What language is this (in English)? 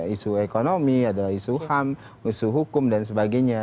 Indonesian